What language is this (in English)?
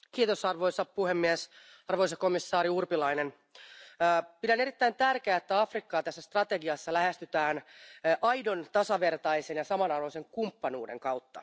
Finnish